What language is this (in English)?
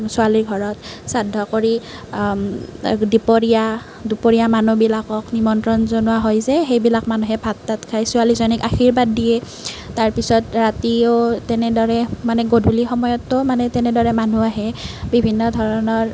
Assamese